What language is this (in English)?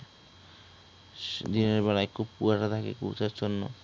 Bangla